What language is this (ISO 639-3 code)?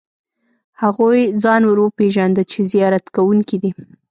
pus